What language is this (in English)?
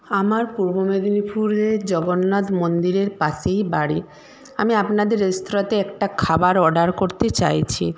Bangla